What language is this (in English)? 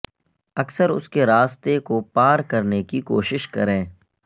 Urdu